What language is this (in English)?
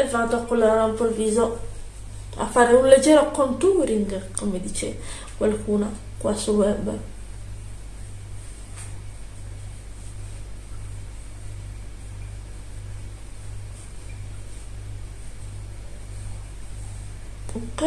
Italian